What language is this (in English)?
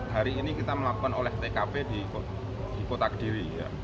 Indonesian